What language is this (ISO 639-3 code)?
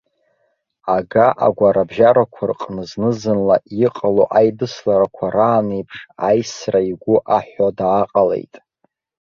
abk